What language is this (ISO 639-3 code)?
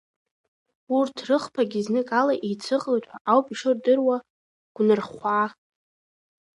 abk